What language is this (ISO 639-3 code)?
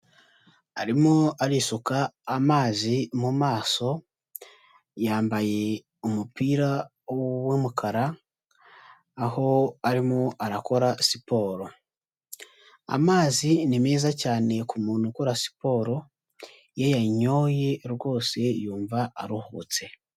kin